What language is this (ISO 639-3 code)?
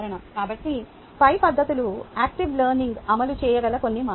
tel